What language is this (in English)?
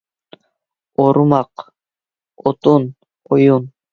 Uyghur